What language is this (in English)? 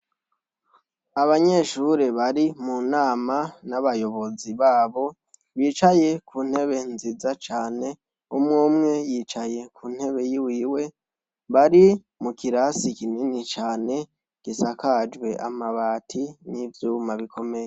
Rundi